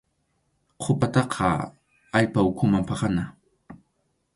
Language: Arequipa-La Unión Quechua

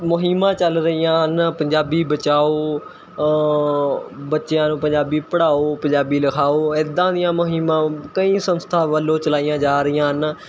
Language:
Punjabi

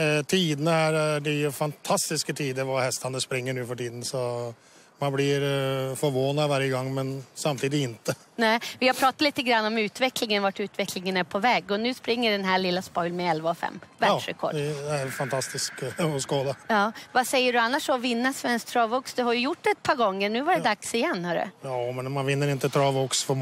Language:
Swedish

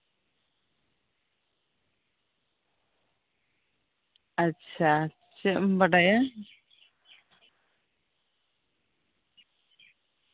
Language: Santali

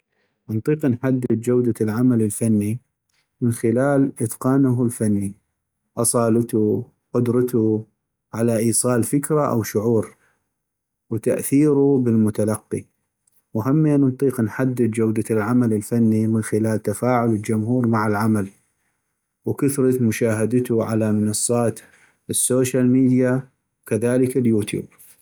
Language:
North Mesopotamian Arabic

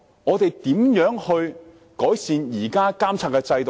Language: Cantonese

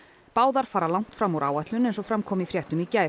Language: Icelandic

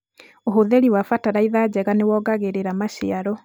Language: Kikuyu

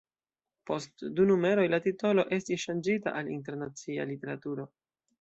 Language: Esperanto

